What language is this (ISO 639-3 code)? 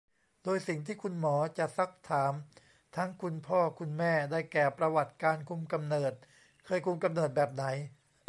tha